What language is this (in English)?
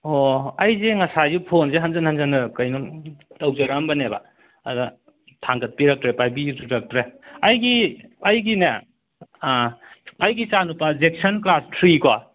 Manipuri